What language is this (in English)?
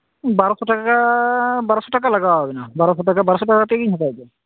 Santali